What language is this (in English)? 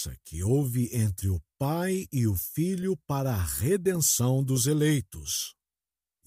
Portuguese